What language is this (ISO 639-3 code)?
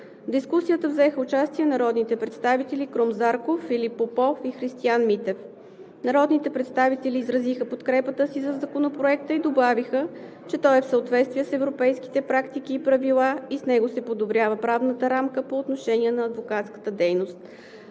bul